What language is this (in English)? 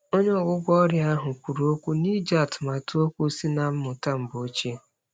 Igbo